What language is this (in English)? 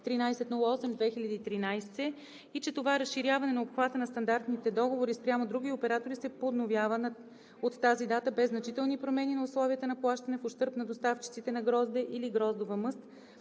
Bulgarian